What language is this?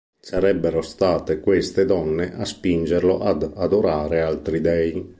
Italian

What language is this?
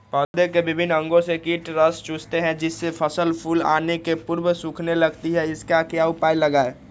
Magahi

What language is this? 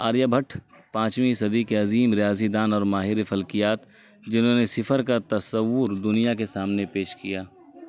Urdu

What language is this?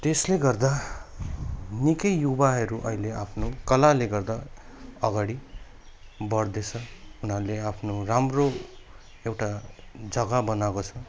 Nepali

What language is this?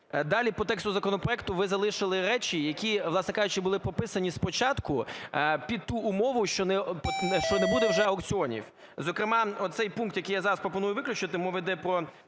Ukrainian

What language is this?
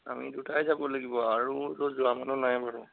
Assamese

